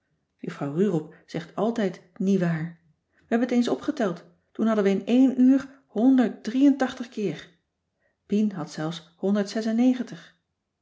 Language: Dutch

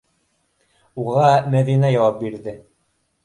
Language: Bashkir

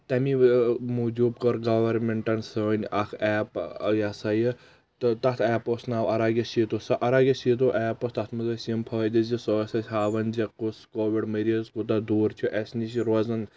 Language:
Kashmiri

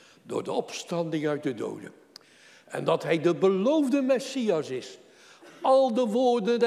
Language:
Dutch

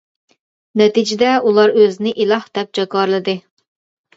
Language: Uyghur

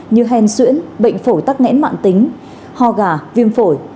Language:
Vietnamese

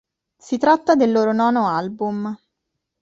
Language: Italian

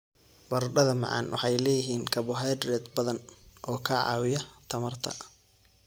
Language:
Somali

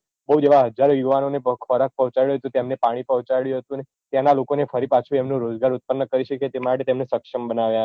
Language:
Gujarati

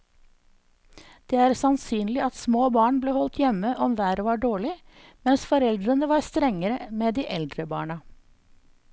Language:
Norwegian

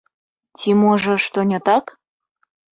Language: Belarusian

